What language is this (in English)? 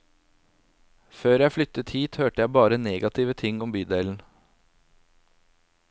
Norwegian